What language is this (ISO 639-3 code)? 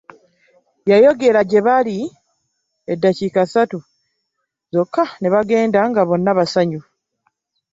lug